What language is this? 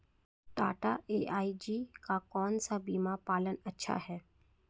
Hindi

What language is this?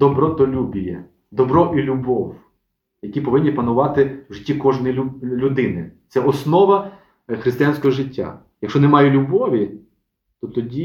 Ukrainian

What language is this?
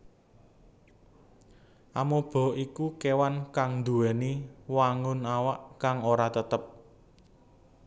Javanese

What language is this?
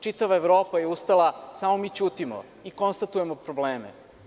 Serbian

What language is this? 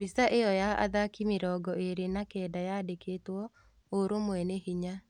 Kikuyu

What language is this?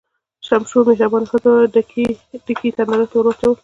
Pashto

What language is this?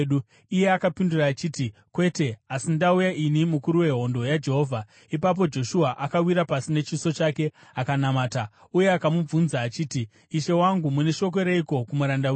Shona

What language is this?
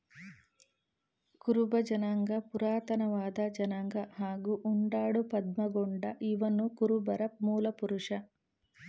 Kannada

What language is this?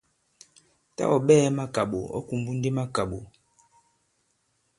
Bankon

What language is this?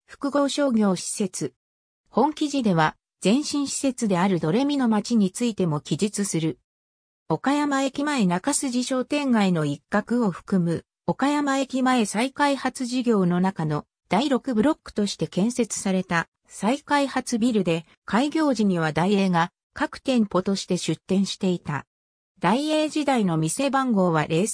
Japanese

